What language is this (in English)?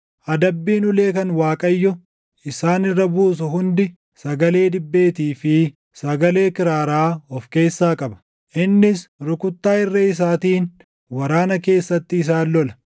Oromo